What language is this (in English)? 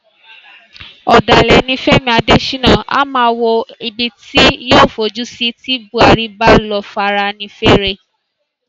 Yoruba